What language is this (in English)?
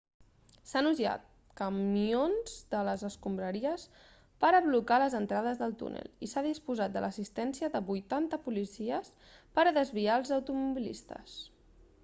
Catalan